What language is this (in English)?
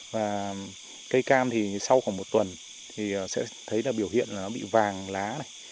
Vietnamese